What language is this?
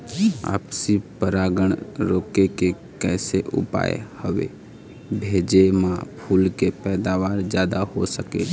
Chhattisgarhi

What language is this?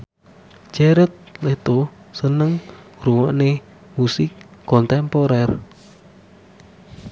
Javanese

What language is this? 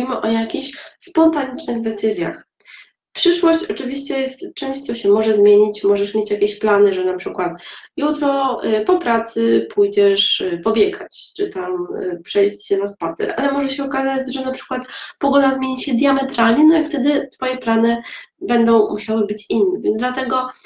Polish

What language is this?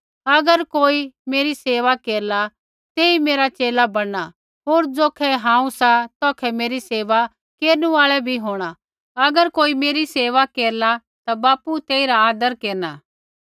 Kullu Pahari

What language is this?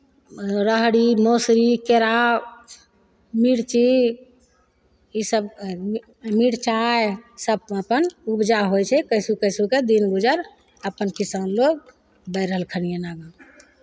Maithili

